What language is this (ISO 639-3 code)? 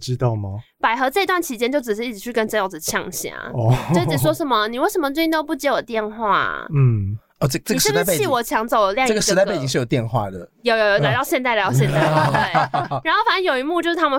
zho